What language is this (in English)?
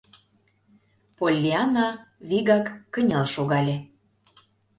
Mari